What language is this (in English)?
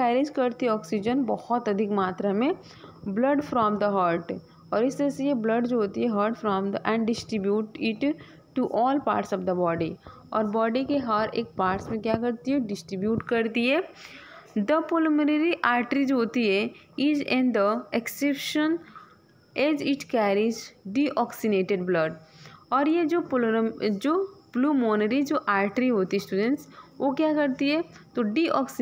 Hindi